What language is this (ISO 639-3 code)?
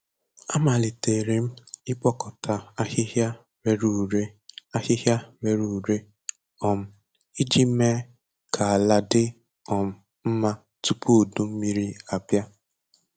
ibo